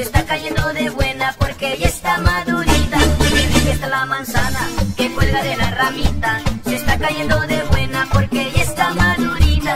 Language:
Spanish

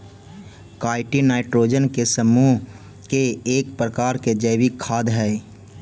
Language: Magahi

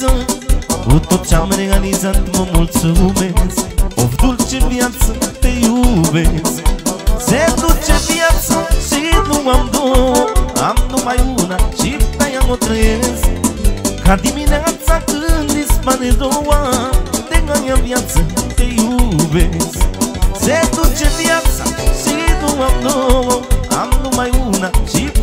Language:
Romanian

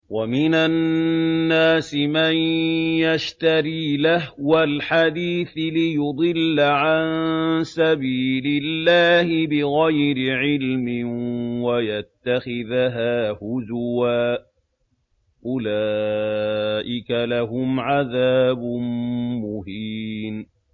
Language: Arabic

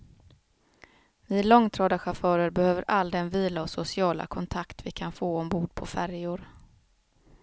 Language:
Swedish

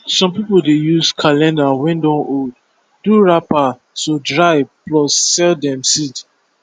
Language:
Nigerian Pidgin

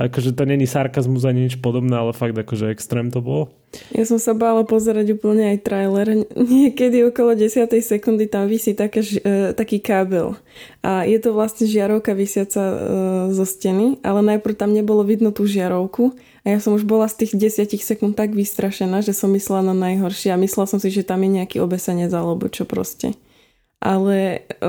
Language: Slovak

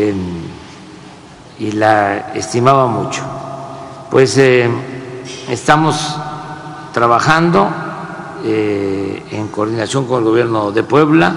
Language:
Spanish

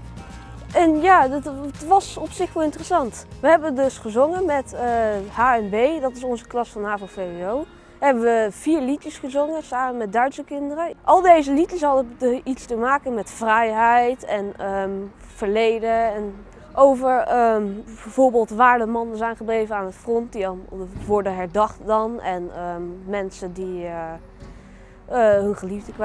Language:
Dutch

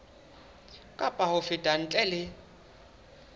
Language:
Southern Sotho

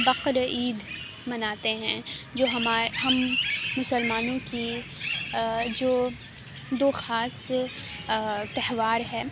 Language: Urdu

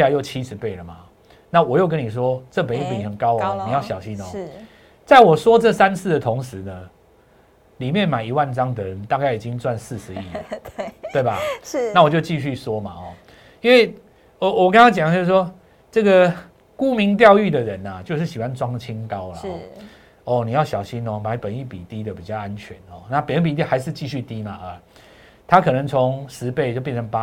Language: Chinese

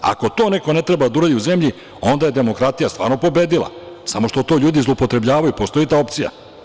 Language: Serbian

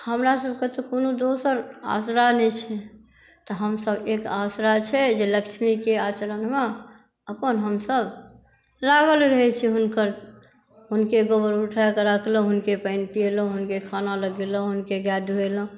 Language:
Maithili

